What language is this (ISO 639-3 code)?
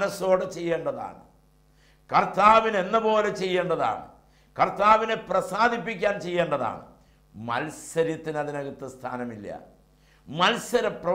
ara